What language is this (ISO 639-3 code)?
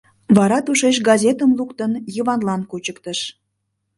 chm